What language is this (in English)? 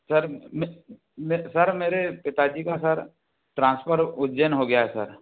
Hindi